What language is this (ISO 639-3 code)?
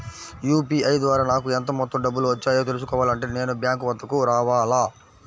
tel